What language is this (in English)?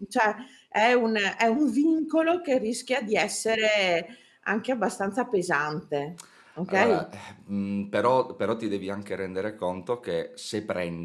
Italian